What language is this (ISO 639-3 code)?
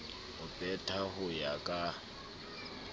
sot